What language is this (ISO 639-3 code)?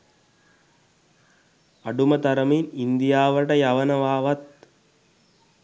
sin